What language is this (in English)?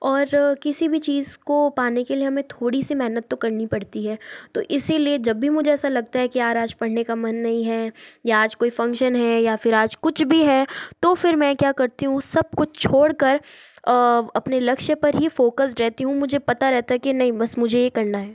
Hindi